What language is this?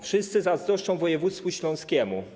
Polish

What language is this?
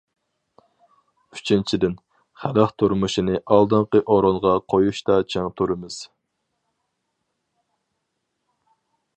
Uyghur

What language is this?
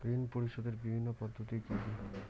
Bangla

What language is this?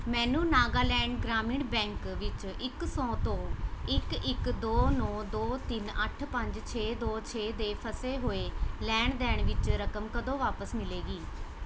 Punjabi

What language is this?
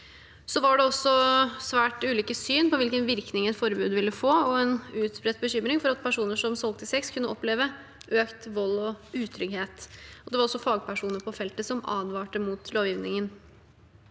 Norwegian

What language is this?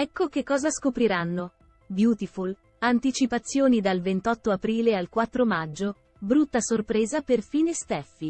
Italian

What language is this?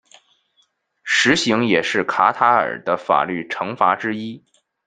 Chinese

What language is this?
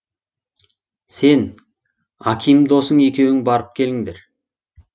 Kazakh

